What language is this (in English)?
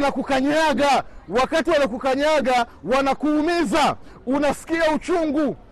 Swahili